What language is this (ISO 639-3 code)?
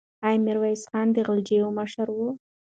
pus